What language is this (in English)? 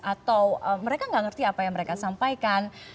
Indonesian